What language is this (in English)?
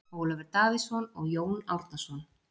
Icelandic